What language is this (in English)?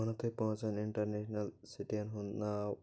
Kashmiri